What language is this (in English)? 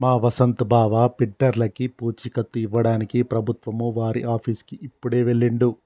Telugu